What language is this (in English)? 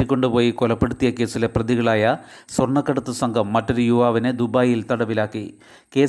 Malayalam